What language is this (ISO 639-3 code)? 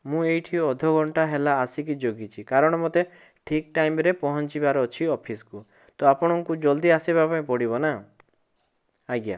ori